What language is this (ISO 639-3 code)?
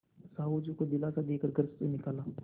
hin